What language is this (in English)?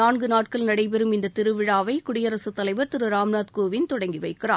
Tamil